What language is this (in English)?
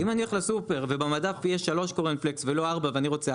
Hebrew